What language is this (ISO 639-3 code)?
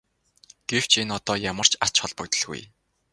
mon